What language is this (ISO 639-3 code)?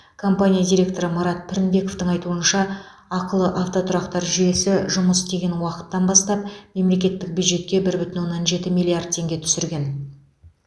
kaz